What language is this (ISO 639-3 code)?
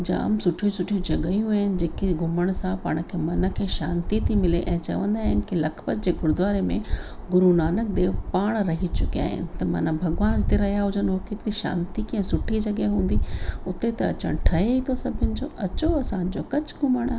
snd